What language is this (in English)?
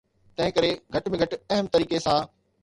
Sindhi